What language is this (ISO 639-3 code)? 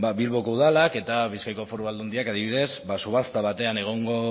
eus